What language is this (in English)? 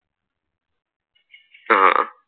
Malayalam